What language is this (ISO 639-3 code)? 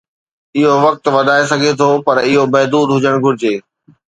snd